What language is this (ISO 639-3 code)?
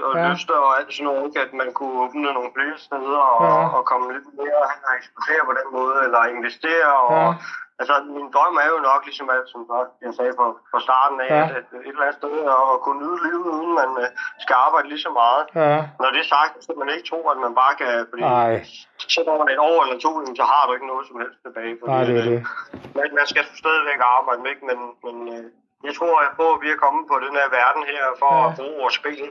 dan